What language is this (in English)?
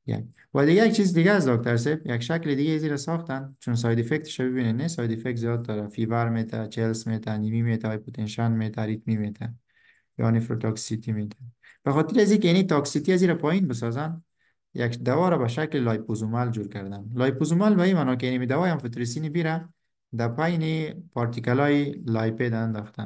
Persian